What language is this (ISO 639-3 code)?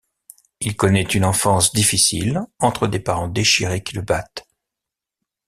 fra